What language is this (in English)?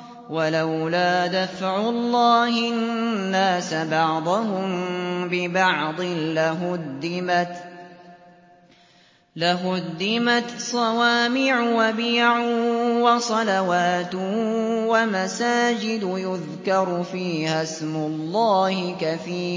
Arabic